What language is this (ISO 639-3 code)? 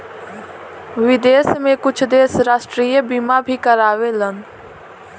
bho